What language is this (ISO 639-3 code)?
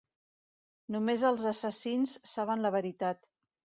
cat